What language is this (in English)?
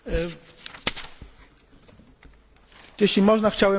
Polish